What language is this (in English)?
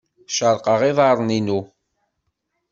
Kabyle